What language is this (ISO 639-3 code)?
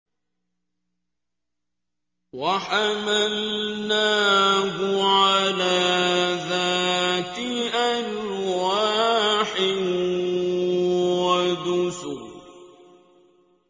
ara